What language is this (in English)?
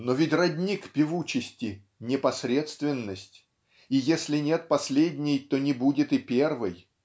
Russian